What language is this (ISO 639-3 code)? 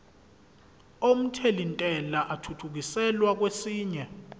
zul